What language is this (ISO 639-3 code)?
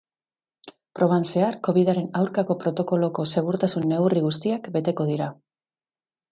eus